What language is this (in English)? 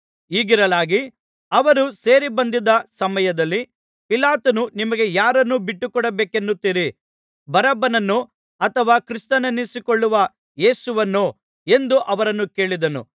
Kannada